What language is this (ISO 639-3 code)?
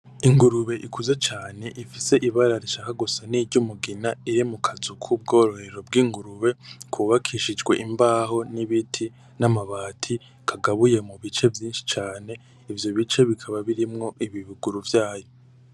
run